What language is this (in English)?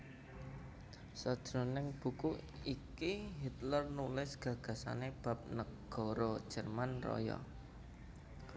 Javanese